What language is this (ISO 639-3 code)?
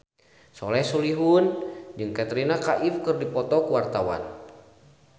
sun